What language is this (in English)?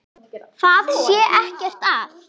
Icelandic